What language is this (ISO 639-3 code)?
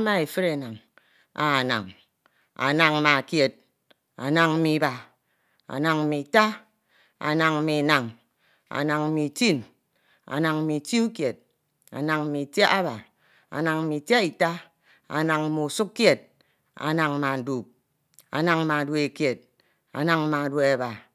itw